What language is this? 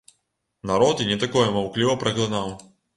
Belarusian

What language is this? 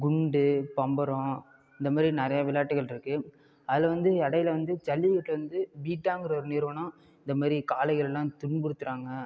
Tamil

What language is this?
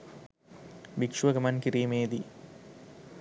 Sinhala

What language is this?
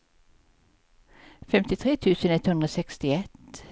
Swedish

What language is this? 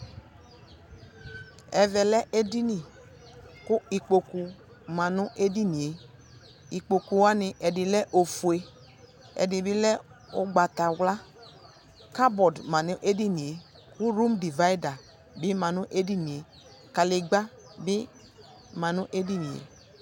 Ikposo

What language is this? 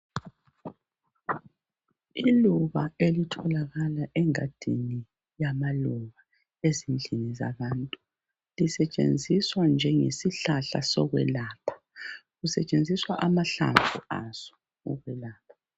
North Ndebele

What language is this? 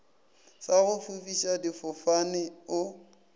Northern Sotho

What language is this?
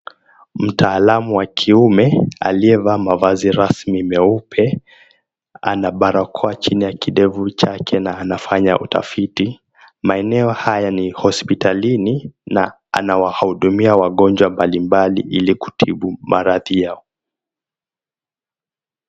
Swahili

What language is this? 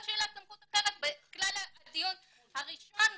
Hebrew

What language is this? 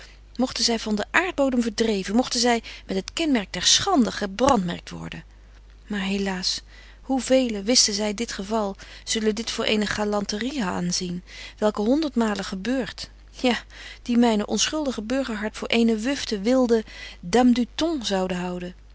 Dutch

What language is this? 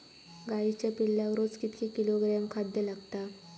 Marathi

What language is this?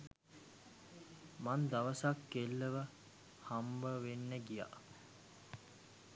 Sinhala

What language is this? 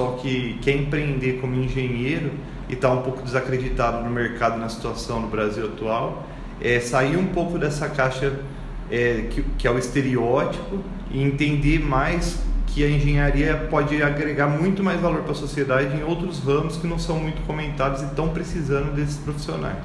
Portuguese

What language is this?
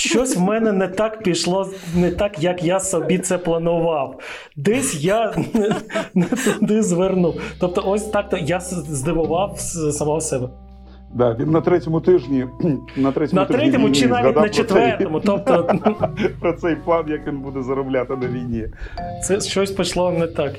Ukrainian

